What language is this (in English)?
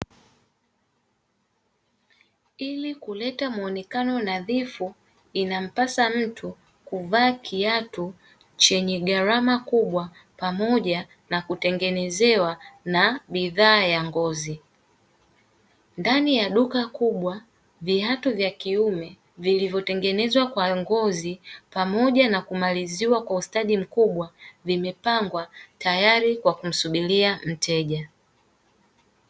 Swahili